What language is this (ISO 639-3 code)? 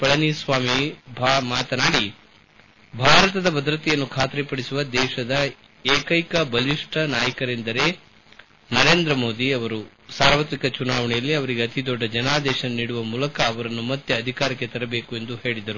kan